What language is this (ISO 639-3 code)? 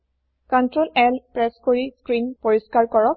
asm